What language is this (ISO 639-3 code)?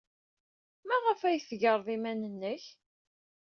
kab